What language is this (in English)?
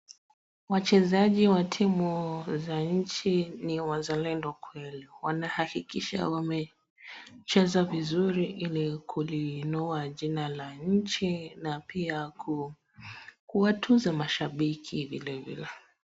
Swahili